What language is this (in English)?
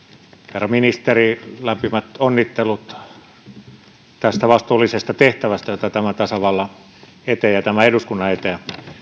Finnish